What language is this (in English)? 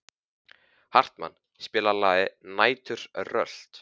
Icelandic